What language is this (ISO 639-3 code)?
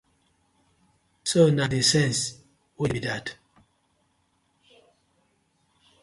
pcm